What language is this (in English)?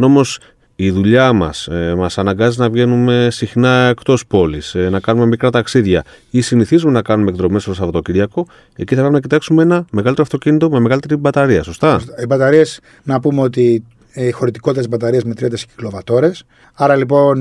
Greek